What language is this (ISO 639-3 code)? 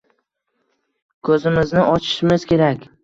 uzb